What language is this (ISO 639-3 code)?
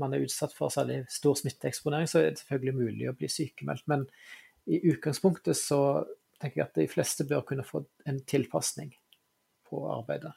swe